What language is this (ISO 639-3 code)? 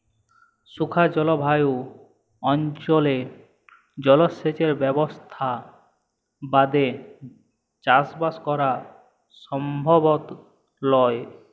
ben